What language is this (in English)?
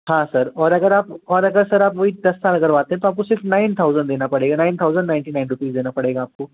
Hindi